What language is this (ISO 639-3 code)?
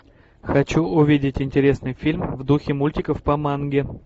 rus